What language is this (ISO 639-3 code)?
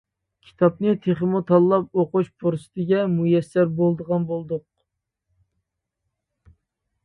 uig